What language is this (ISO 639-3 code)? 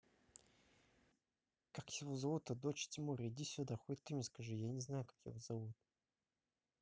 rus